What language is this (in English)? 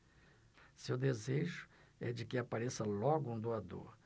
Portuguese